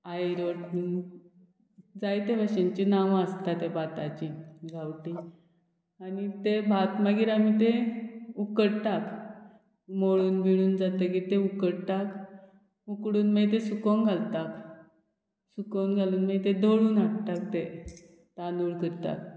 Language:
Konkani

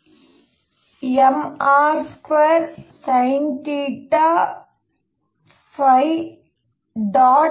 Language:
Kannada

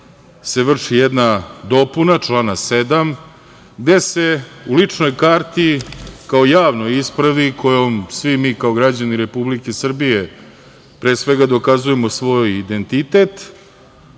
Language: Serbian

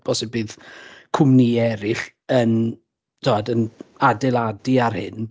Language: Welsh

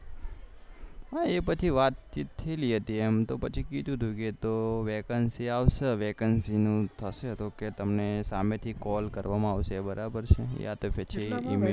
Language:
Gujarati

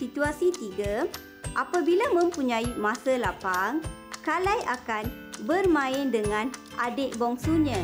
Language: Malay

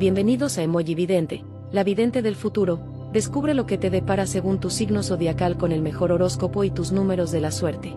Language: Spanish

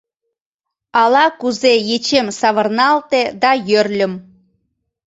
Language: Mari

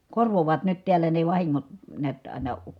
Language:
Finnish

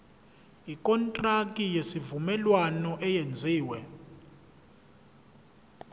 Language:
Zulu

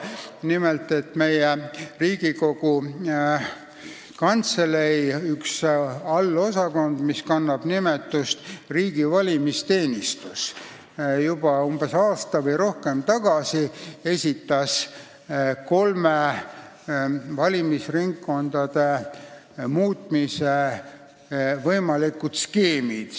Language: Estonian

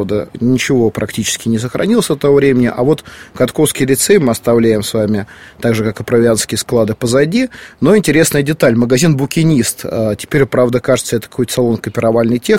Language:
Russian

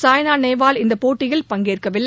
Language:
Tamil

